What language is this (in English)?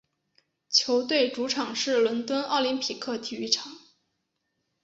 Chinese